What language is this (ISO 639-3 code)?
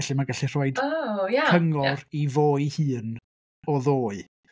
cym